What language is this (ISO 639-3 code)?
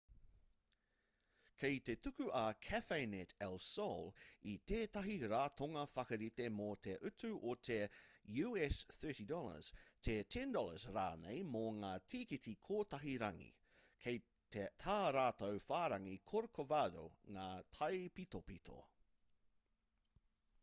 mri